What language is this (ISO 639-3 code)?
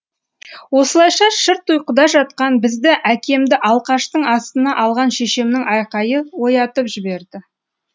kaz